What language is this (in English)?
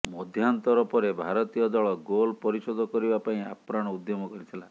Odia